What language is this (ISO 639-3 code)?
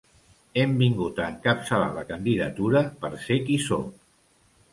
cat